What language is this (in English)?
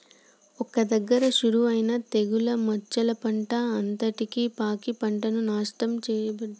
Telugu